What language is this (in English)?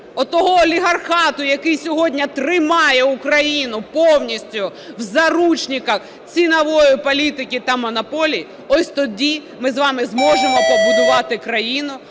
Ukrainian